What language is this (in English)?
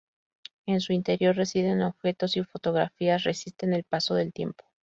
Spanish